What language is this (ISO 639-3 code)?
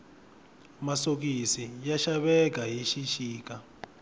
tso